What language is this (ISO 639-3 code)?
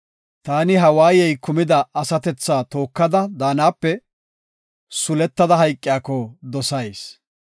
gof